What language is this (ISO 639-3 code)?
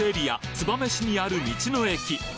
jpn